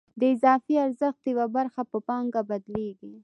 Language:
Pashto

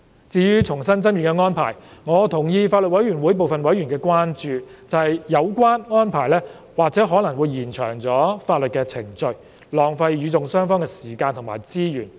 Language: Cantonese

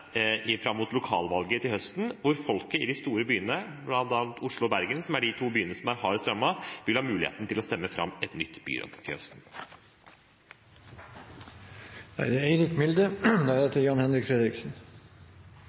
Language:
Norwegian Bokmål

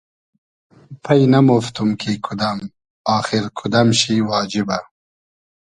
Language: Hazaragi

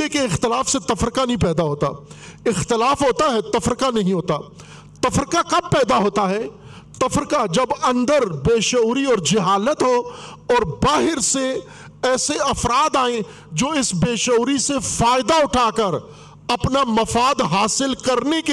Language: Urdu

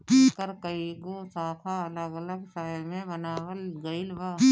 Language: Bhojpuri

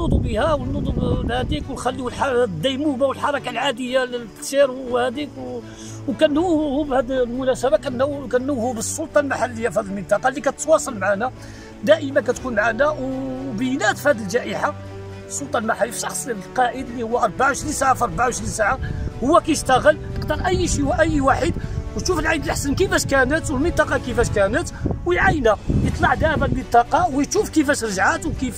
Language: Arabic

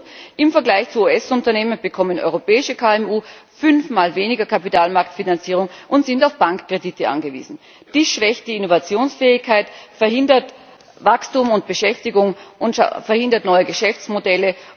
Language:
German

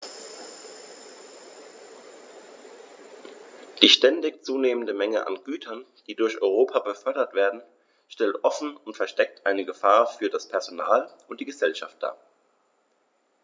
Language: German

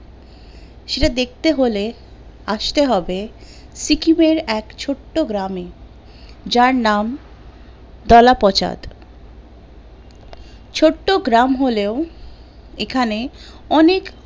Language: Bangla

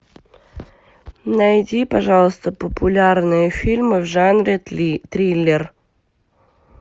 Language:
Russian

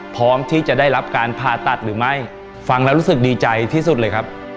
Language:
Thai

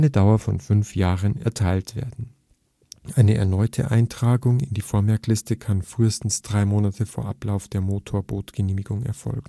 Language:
German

